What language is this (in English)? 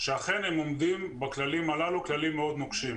Hebrew